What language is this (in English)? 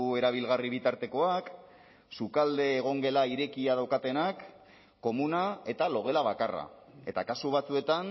Basque